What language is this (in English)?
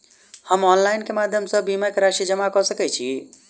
Maithili